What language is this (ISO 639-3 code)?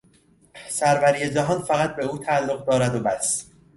fas